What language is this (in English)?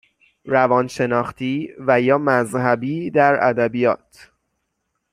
Persian